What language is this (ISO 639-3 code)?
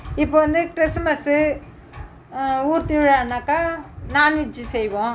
tam